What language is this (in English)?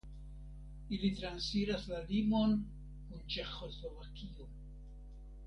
Esperanto